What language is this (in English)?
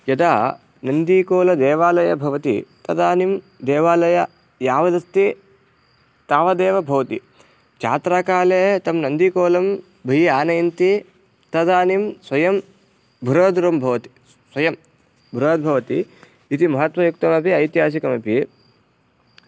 Sanskrit